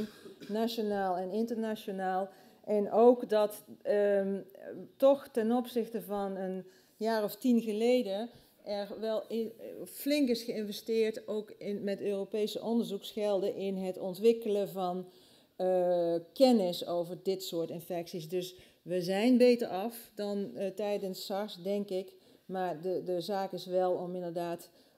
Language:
Dutch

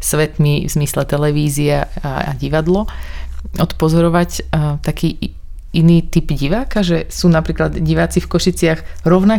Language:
Slovak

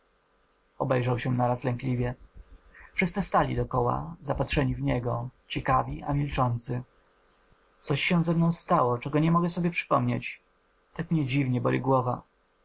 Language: Polish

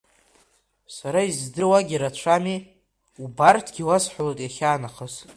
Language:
Abkhazian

